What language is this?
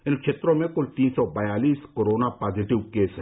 Hindi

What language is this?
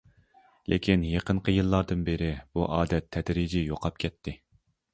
Uyghur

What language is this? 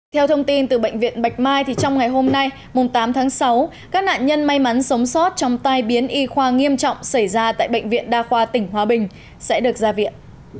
Vietnamese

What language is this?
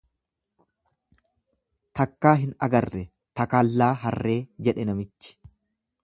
Oromo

